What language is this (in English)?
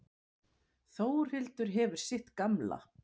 Icelandic